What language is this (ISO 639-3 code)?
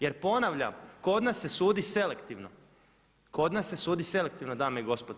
hrv